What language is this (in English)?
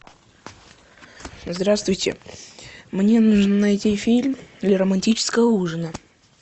Russian